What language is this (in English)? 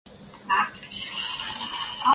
Chinese